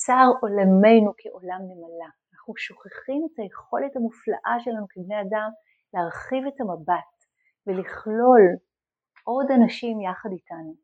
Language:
Hebrew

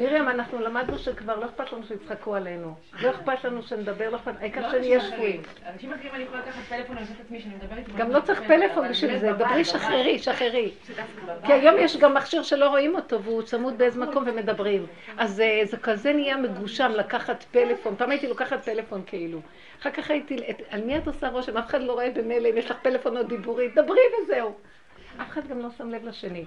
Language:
Hebrew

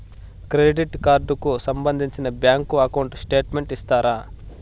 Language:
Telugu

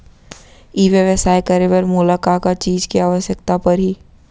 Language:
Chhattisgarhi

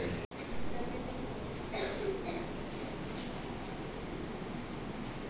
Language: Telugu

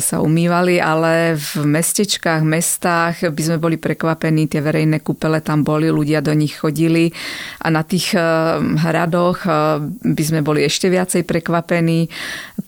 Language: Slovak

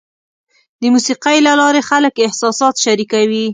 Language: Pashto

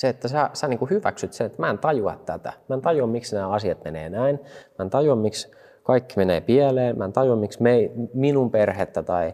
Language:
Finnish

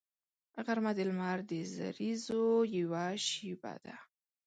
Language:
Pashto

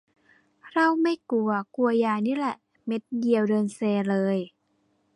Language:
Thai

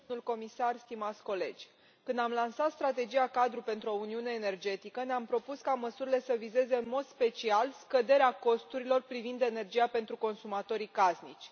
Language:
Romanian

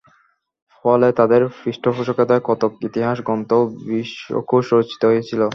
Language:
Bangla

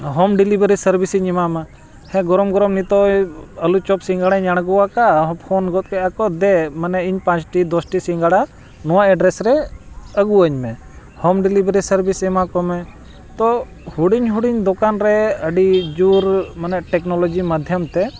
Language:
Santali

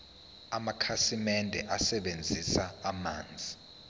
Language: Zulu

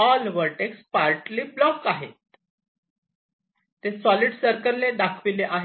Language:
Marathi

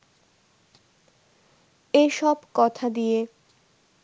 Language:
Bangla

